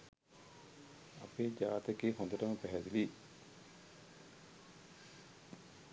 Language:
Sinhala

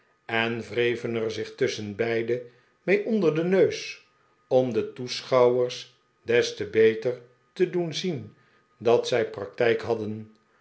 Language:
Dutch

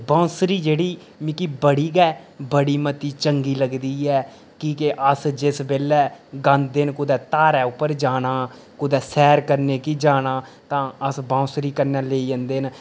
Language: Dogri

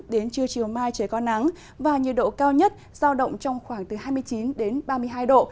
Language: Vietnamese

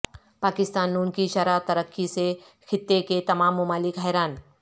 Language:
Urdu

